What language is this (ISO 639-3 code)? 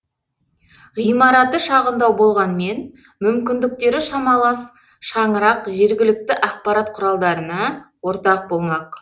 kaz